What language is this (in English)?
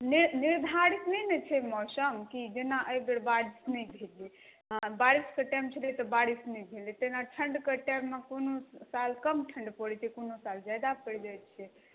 Maithili